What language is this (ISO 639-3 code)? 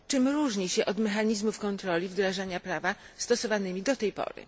pol